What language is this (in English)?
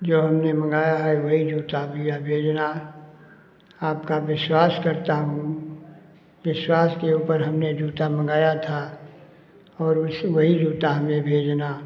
Hindi